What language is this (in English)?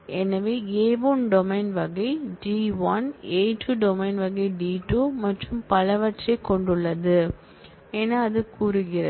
Tamil